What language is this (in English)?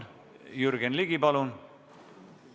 Estonian